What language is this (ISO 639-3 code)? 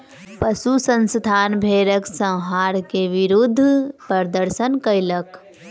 mai